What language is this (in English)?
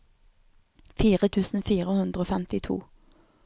Norwegian